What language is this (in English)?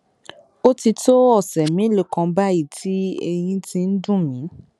Yoruba